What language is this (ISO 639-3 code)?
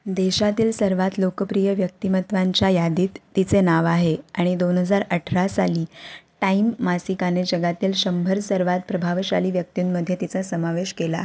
mar